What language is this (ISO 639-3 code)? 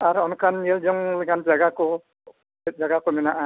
sat